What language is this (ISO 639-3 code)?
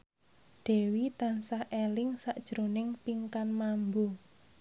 jav